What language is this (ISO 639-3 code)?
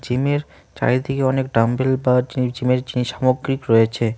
ben